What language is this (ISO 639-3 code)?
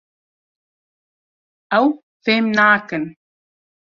kur